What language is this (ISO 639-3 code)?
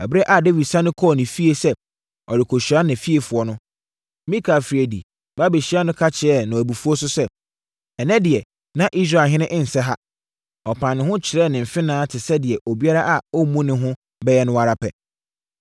aka